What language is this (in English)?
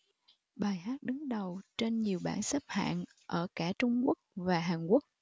Vietnamese